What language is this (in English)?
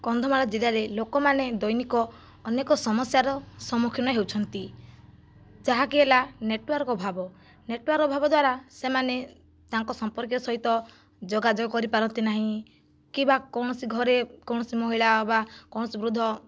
Odia